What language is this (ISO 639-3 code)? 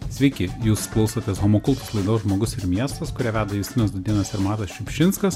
lit